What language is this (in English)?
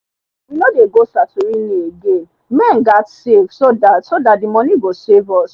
Nigerian Pidgin